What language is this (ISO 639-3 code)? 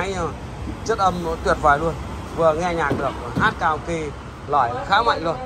vie